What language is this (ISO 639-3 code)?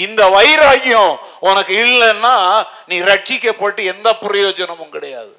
tam